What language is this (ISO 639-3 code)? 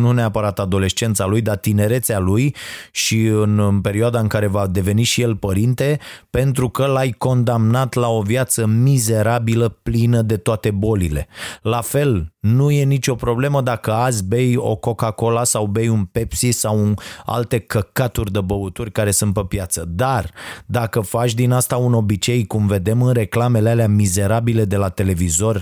ron